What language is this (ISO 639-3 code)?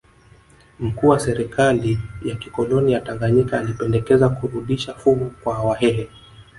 swa